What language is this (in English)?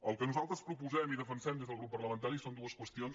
Catalan